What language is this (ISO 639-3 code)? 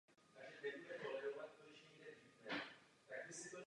ces